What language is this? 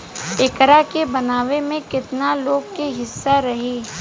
Bhojpuri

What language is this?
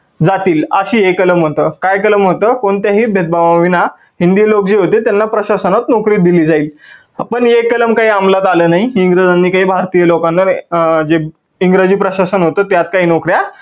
Marathi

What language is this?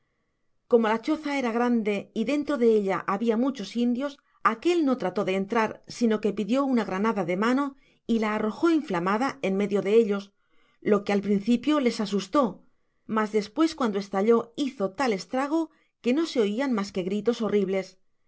Spanish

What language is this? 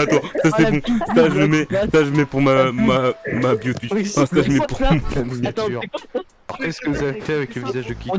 French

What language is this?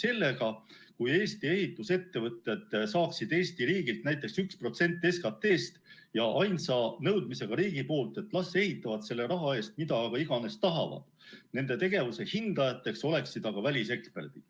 Estonian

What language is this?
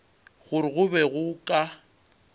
Northern Sotho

